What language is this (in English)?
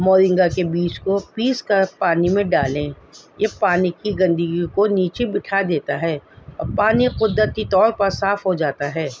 Urdu